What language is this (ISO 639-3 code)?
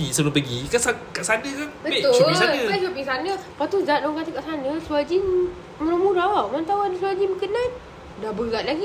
msa